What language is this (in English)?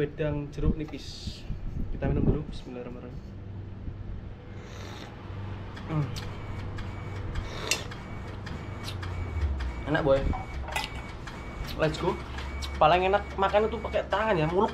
Indonesian